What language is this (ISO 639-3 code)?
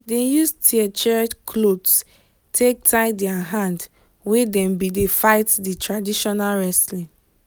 pcm